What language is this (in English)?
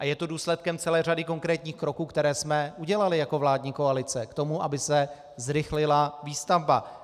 Czech